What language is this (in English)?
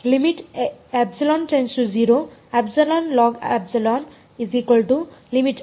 Kannada